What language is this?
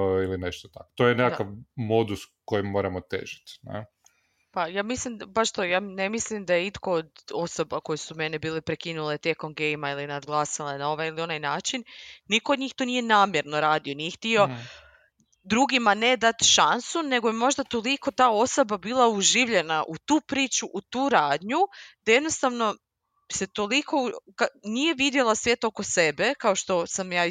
Croatian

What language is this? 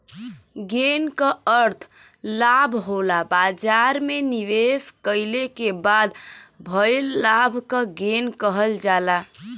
Bhojpuri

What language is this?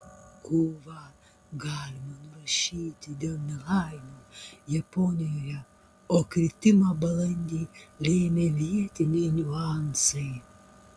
Lithuanian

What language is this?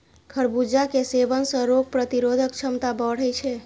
Maithili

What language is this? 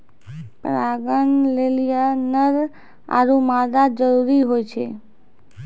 Maithili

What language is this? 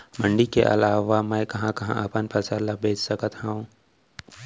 Chhattisgarhi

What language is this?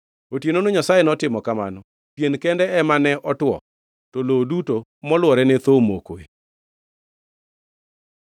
Luo (Kenya and Tanzania)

